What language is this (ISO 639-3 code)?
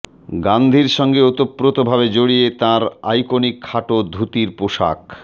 ben